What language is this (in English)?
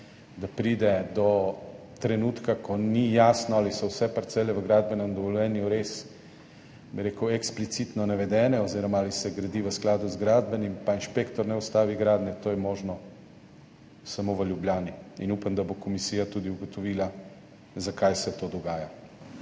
Slovenian